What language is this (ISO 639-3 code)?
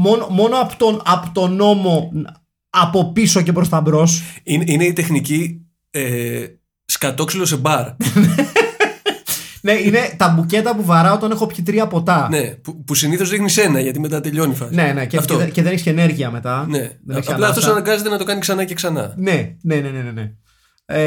ell